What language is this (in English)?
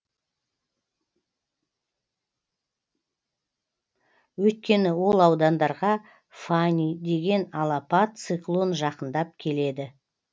Kazakh